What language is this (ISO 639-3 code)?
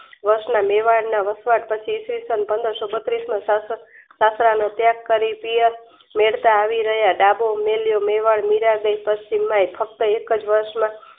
guj